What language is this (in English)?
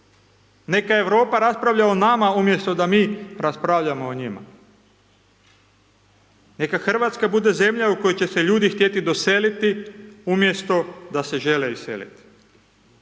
Croatian